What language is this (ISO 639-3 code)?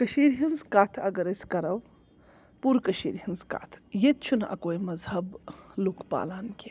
kas